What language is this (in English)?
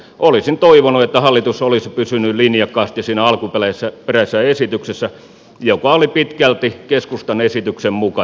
Finnish